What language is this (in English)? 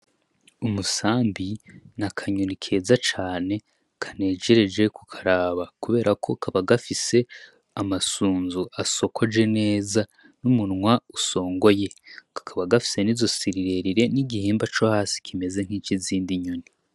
Rundi